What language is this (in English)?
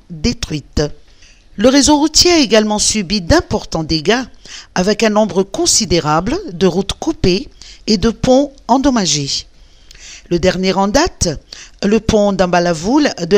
French